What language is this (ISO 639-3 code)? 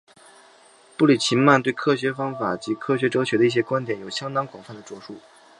zho